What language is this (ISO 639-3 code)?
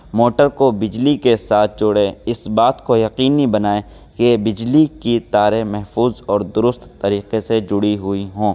urd